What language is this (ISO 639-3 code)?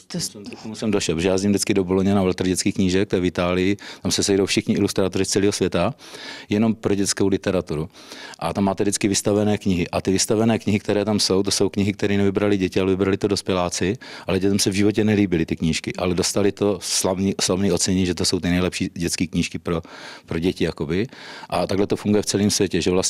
ces